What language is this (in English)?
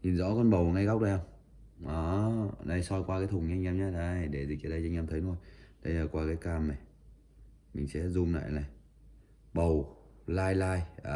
Vietnamese